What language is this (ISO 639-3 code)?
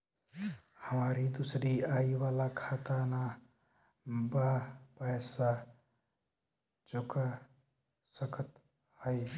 bho